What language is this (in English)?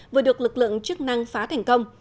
Vietnamese